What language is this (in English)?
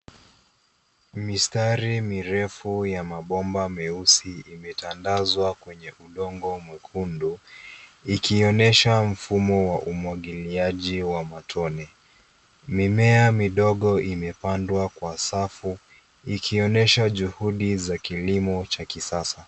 Swahili